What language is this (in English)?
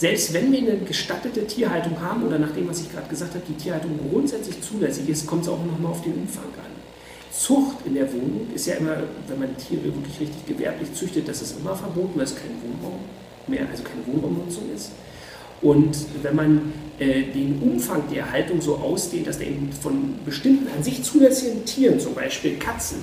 German